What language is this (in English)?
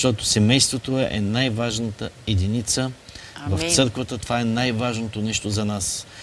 Bulgarian